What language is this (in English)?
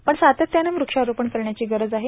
Marathi